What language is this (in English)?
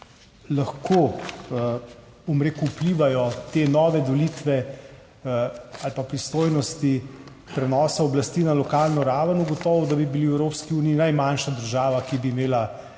Slovenian